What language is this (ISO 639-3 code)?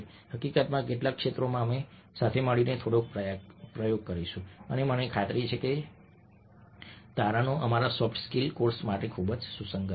guj